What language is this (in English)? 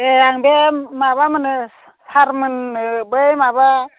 Bodo